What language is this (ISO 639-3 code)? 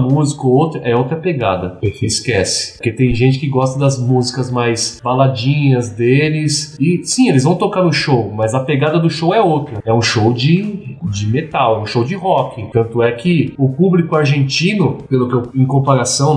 por